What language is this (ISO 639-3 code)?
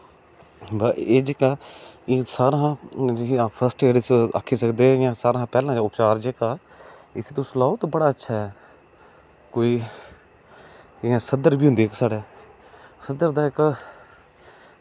doi